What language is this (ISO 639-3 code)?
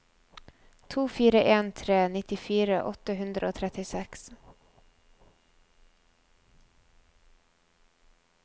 nor